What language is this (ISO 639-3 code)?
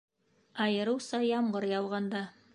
bak